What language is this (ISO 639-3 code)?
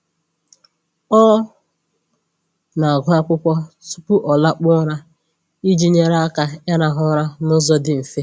ibo